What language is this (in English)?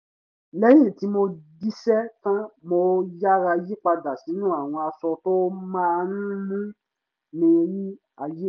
Yoruba